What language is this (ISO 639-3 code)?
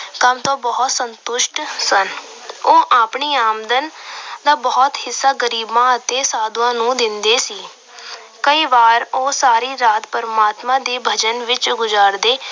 pan